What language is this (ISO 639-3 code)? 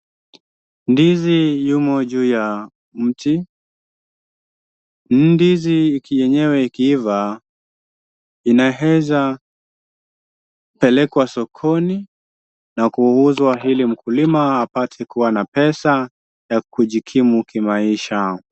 swa